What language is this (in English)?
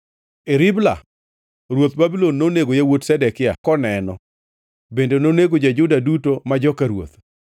Luo (Kenya and Tanzania)